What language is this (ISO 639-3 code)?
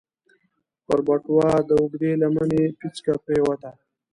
pus